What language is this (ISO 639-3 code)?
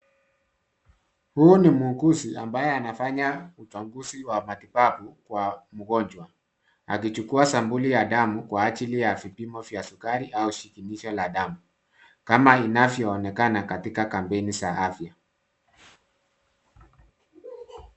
swa